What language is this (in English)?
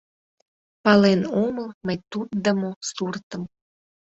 Mari